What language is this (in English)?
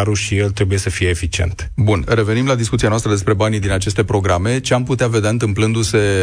Romanian